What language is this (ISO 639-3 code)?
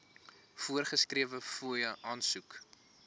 afr